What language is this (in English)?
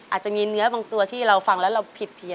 Thai